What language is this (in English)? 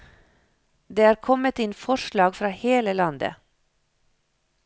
Norwegian